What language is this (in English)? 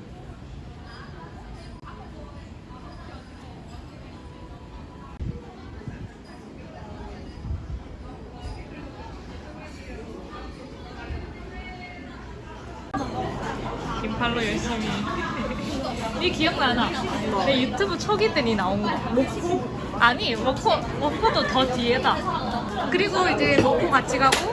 Korean